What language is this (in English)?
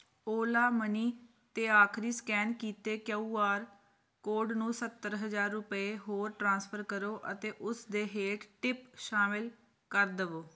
Punjabi